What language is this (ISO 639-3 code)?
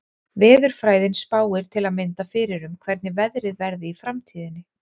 isl